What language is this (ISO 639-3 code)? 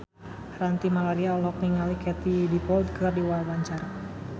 sun